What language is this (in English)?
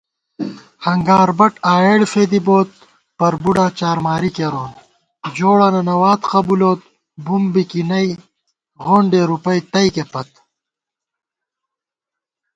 Gawar-Bati